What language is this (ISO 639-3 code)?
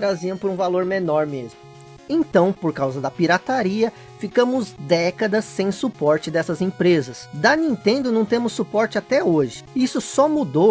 por